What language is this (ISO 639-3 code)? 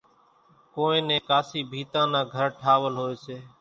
gjk